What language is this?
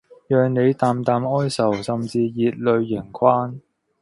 Cantonese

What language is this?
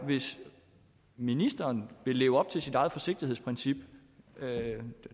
Danish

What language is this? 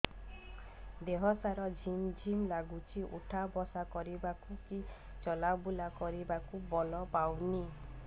Odia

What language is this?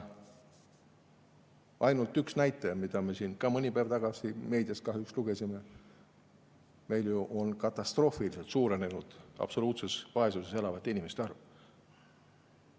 Estonian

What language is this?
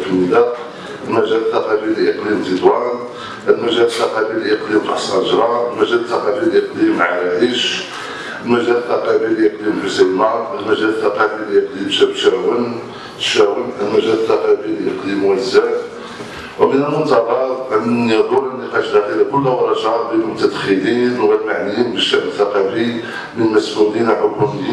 Arabic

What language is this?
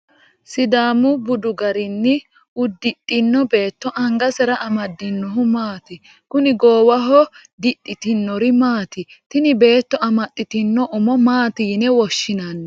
Sidamo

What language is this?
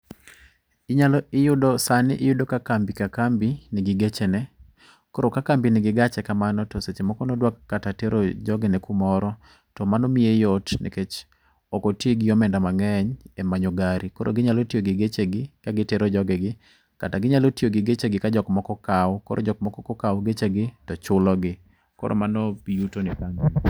Luo (Kenya and Tanzania)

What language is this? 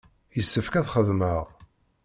Kabyle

